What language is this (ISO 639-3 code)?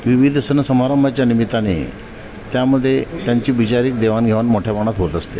mar